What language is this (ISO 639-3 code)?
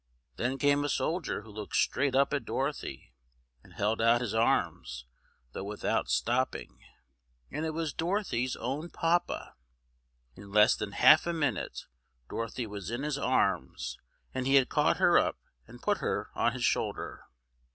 eng